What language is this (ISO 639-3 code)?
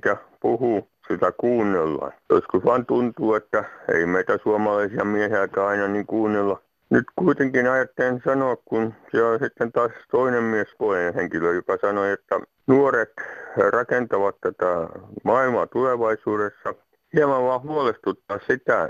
fin